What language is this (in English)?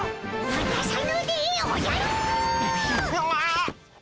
Japanese